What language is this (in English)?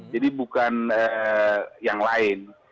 Indonesian